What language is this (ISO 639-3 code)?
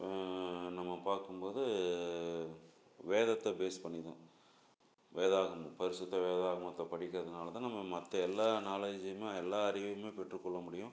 tam